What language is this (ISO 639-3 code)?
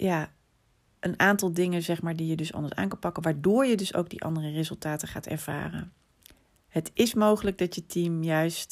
nld